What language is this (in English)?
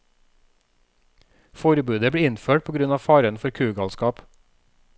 Norwegian